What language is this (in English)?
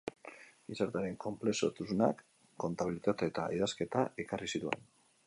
Basque